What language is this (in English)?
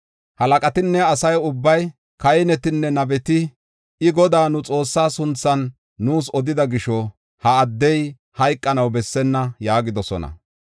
Gofa